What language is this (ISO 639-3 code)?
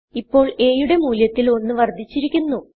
mal